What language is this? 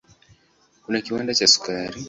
Swahili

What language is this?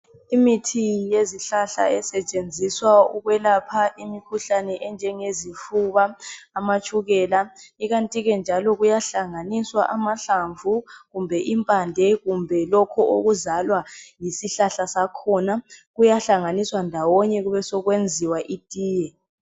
North Ndebele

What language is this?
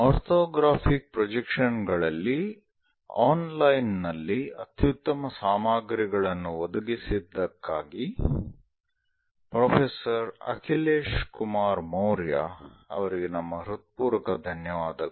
Kannada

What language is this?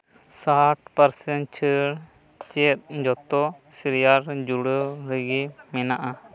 Santali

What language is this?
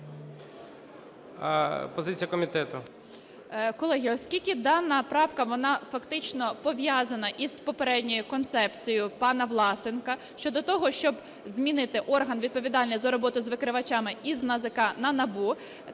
Ukrainian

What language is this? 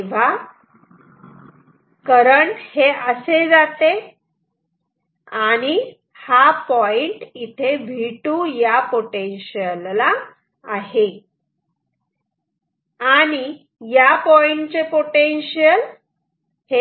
Marathi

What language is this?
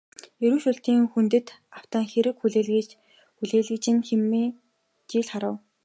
Mongolian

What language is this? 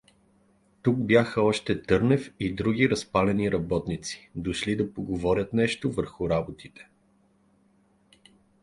Bulgarian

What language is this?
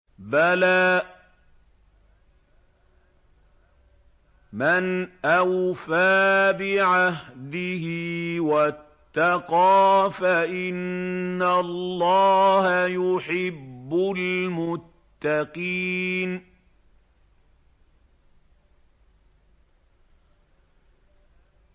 Arabic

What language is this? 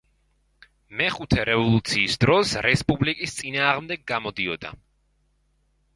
Georgian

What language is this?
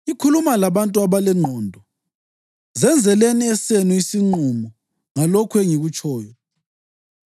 North Ndebele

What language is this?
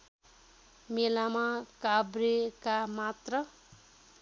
Nepali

